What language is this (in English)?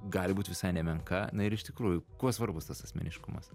Lithuanian